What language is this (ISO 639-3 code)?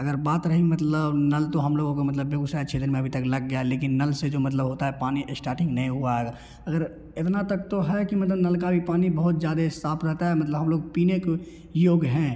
hin